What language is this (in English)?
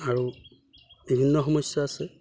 Assamese